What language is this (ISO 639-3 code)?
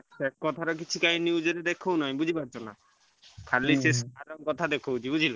ori